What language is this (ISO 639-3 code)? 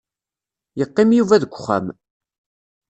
kab